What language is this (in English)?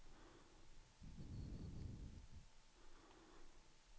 Swedish